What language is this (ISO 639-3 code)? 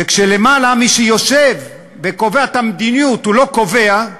heb